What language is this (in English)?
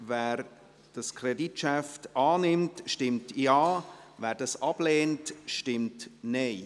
Swiss German